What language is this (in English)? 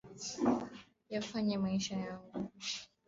Swahili